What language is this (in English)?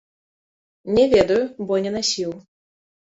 Belarusian